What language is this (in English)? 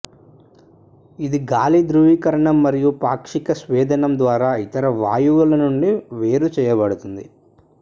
Telugu